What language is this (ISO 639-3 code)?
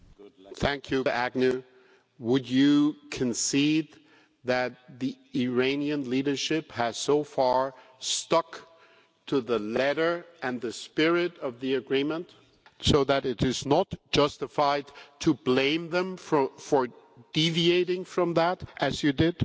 eng